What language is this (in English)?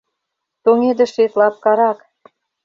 Mari